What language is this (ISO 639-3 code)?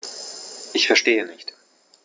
deu